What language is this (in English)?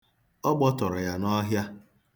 Igbo